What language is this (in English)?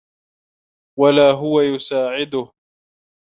Arabic